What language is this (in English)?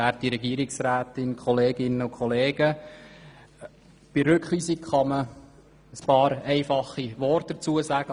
Swiss German